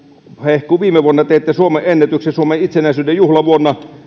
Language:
Finnish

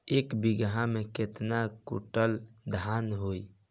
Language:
Bhojpuri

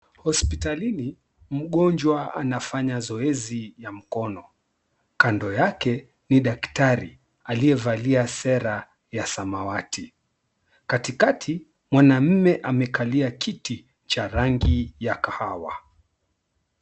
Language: Swahili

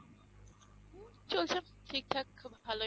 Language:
Bangla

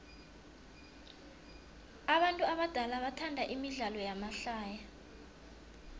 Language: South Ndebele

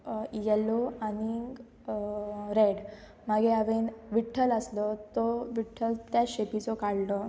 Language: Konkani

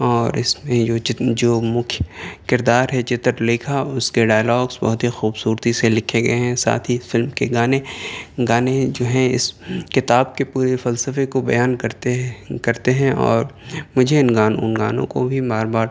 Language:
Urdu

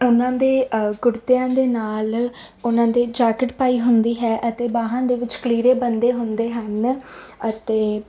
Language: Punjabi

